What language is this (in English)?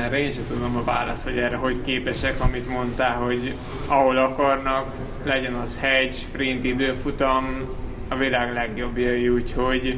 Hungarian